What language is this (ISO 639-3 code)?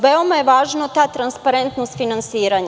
srp